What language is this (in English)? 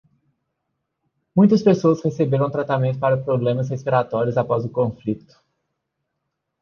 Portuguese